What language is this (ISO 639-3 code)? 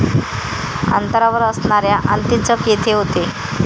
mar